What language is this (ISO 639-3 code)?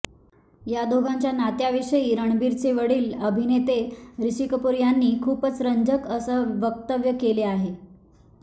mar